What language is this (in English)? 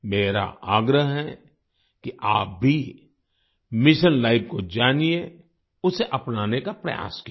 Hindi